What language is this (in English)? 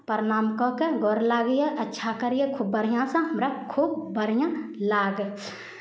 Maithili